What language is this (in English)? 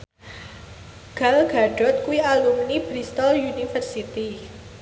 Javanese